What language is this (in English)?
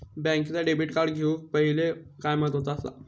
Marathi